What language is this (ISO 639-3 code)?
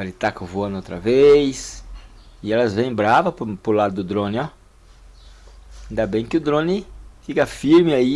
por